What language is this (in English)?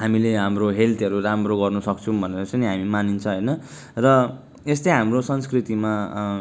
Nepali